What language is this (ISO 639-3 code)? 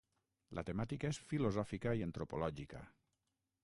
cat